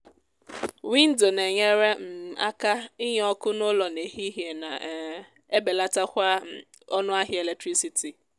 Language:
Igbo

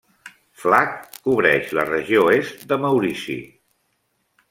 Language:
Catalan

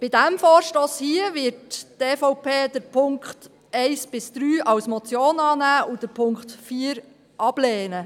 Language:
Swiss German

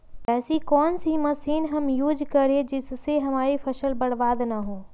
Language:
Magahi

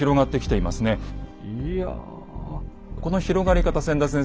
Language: Japanese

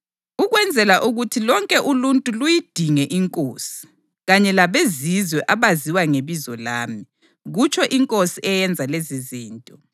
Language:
North Ndebele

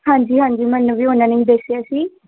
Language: Punjabi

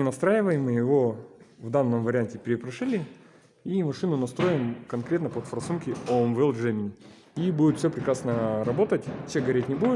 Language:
Russian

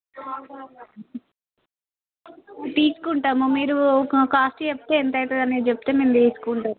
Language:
Telugu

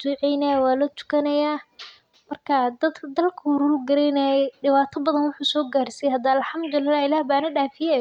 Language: Somali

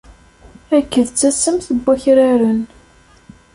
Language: Kabyle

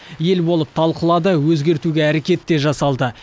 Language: Kazakh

